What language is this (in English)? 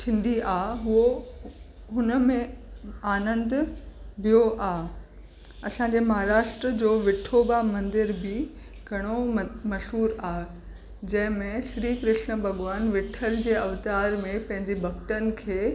Sindhi